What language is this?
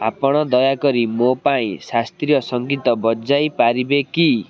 Odia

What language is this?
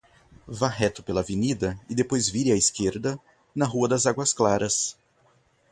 Portuguese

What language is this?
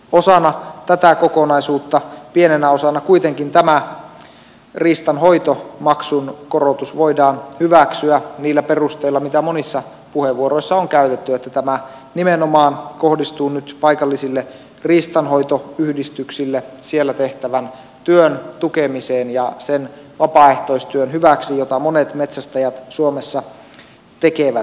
Finnish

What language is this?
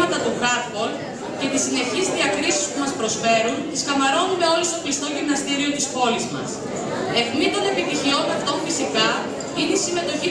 Greek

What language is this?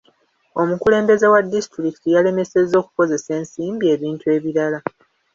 Ganda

